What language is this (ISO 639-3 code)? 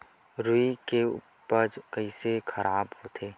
hne